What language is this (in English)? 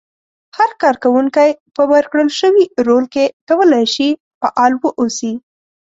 Pashto